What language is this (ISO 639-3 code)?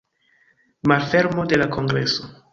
epo